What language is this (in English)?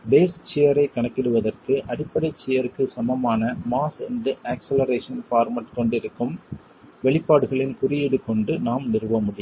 Tamil